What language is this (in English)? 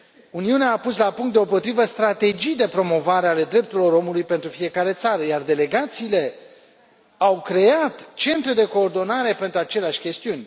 Romanian